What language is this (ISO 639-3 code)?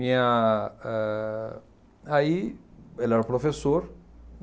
por